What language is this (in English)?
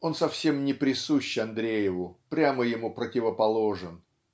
Russian